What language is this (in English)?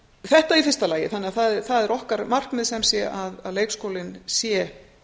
Icelandic